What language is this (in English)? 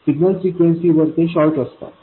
Marathi